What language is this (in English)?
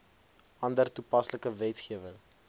Afrikaans